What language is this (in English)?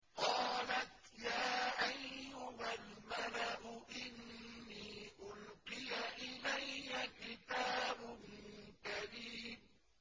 Arabic